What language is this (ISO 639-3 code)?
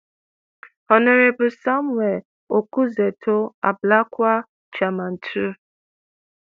pcm